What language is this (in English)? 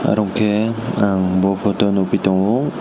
Kok Borok